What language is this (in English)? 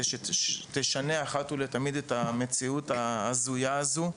Hebrew